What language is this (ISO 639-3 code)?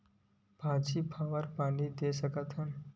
hne